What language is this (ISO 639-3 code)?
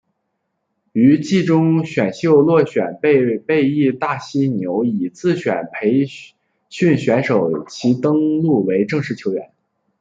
zho